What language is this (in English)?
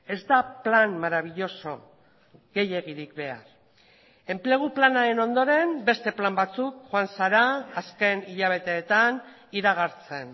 Basque